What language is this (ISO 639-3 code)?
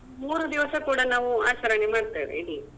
kan